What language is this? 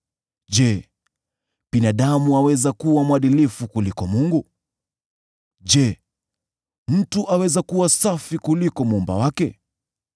Swahili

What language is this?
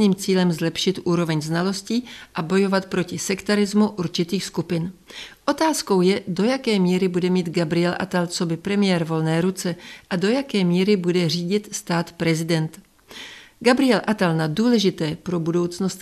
Czech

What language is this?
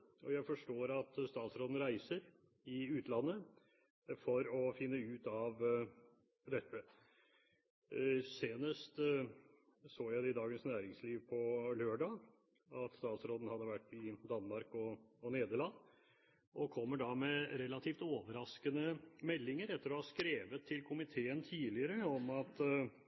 Norwegian Bokmål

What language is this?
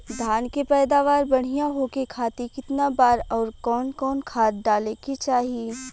Bhojpuri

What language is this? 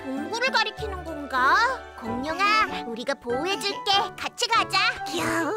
Korean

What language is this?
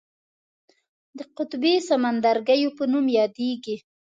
Pashto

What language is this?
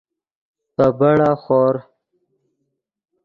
Yidgha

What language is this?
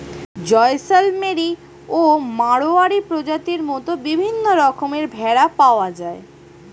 Bangla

